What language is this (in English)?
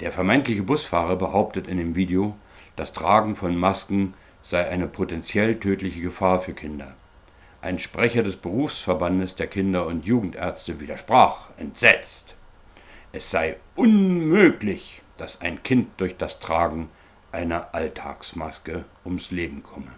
German